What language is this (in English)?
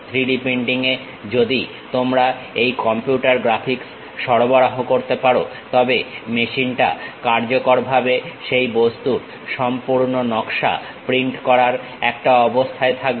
Bangla